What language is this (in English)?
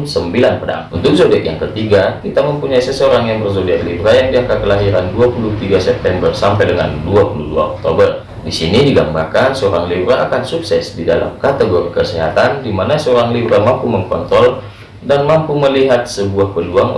Indonesian